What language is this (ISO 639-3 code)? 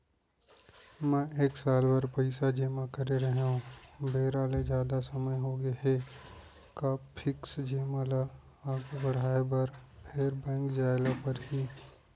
hne